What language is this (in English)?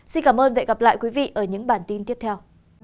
Vietnamese